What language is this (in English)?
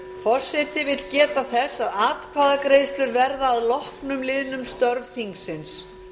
Icelandic